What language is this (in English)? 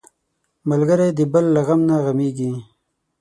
Pashto